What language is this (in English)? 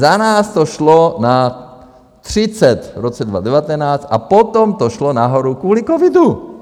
Czech